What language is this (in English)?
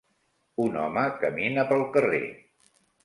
Catalan